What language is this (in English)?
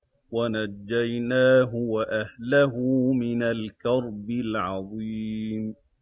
Arabic